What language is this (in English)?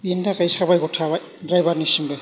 Bodo